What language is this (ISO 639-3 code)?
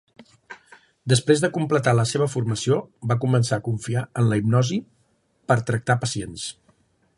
cat